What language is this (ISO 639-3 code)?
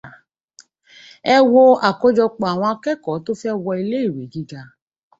yor